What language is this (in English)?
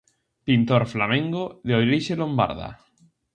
Galician